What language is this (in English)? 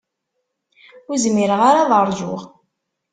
Kabyle